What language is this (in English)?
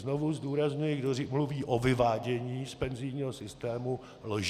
Czech